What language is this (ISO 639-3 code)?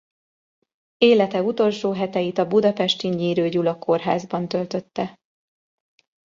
hun